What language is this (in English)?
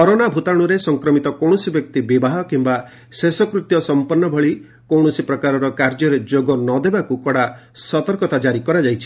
Odia